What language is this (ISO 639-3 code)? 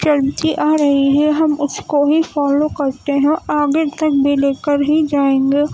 urd